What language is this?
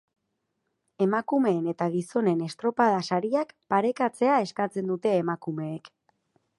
Basque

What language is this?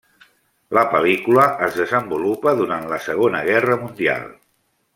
Catalan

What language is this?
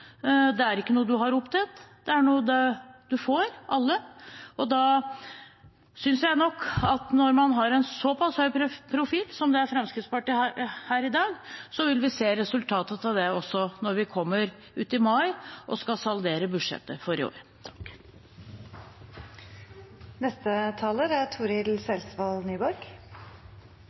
Norwegian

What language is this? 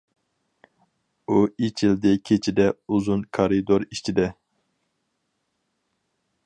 Uyghur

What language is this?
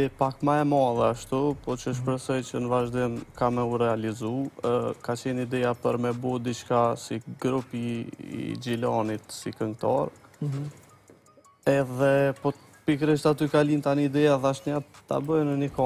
Romanian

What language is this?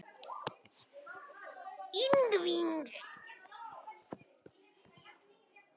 Icelandic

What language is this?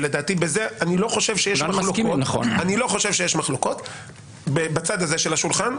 Hebrew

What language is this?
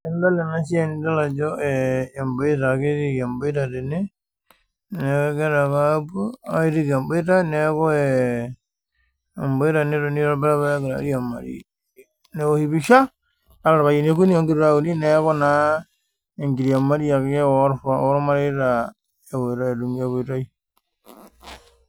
Masai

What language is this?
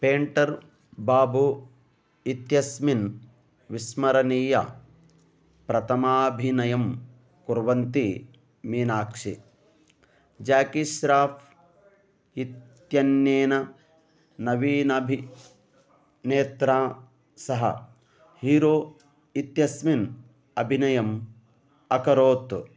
Sanskrit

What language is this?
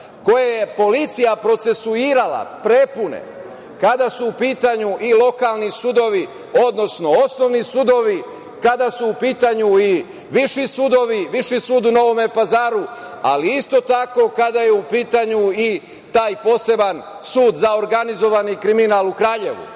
Serbian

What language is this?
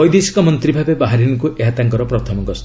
Odia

